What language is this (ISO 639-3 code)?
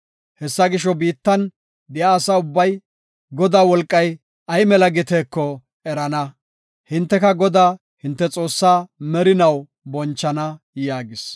gof